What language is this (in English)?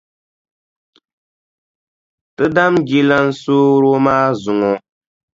Dagbani